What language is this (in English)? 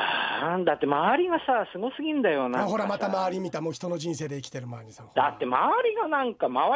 Japanese